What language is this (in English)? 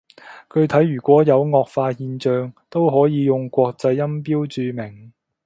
Cantonese